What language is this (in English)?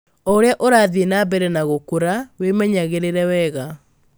Kikuyu